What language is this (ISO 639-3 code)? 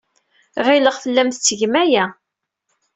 kab